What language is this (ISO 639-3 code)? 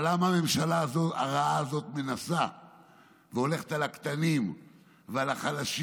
heb